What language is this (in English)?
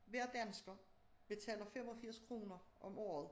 Danish